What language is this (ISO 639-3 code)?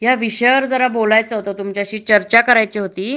mar